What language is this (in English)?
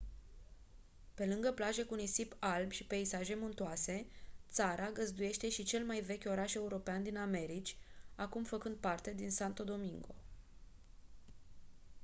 Romanian